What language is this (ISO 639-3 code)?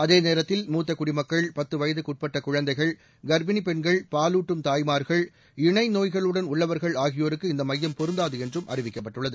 tam